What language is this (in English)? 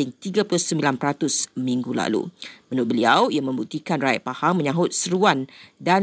Malay